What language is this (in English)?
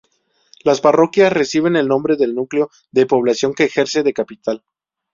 Spanish